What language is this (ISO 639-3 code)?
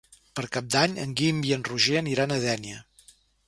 cat